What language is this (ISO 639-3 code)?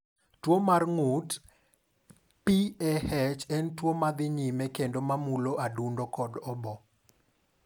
luo